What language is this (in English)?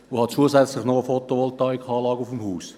Swiss German